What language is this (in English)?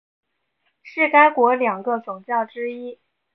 Chinese